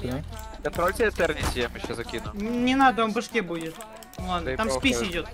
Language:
Russian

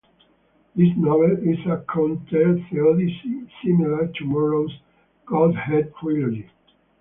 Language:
English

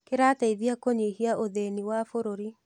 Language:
Kikuyu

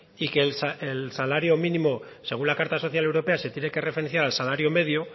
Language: Spanish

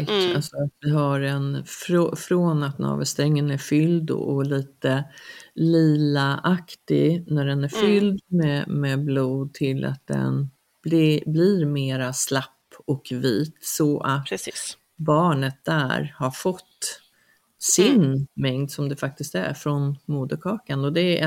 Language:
Swedish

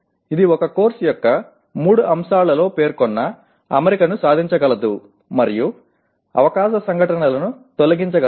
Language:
Telugu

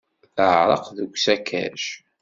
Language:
Kabyle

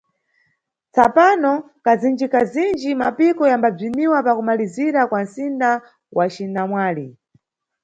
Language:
Nyungwe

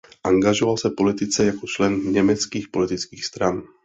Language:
Czech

